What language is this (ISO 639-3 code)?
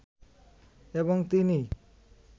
ben